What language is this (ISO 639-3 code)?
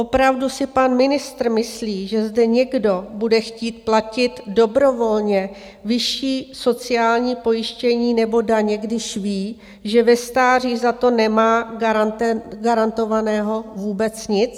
ces